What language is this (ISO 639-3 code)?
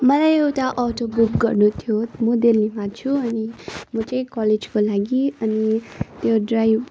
nep